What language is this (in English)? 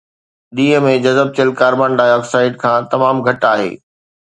Sindhi